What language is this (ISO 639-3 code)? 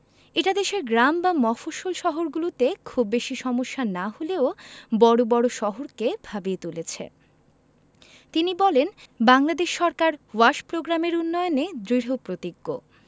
ben